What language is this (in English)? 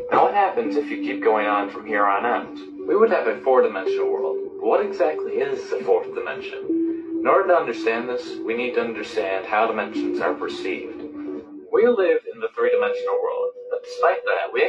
English